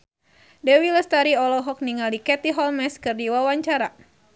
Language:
Sundanese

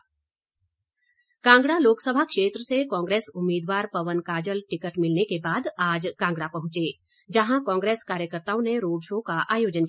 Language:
Hindi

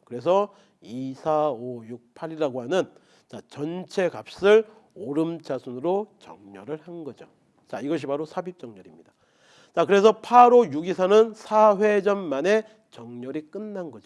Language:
Korean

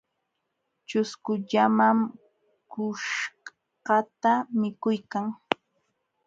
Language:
Jauja Wanca Quechua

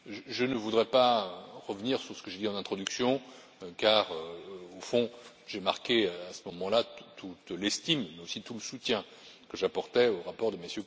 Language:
French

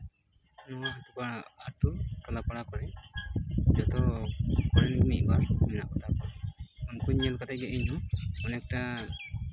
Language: Santali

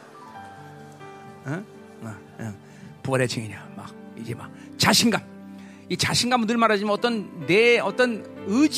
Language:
Korean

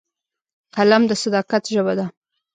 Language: Pashto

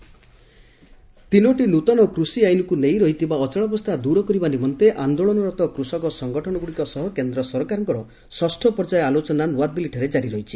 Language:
Odia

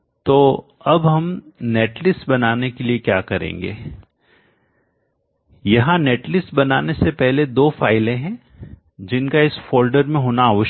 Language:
Hindi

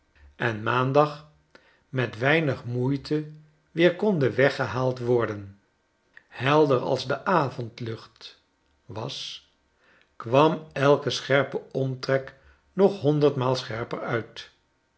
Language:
Dutch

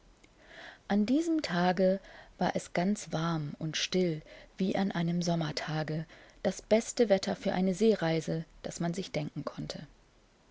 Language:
German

